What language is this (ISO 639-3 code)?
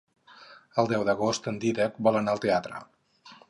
cat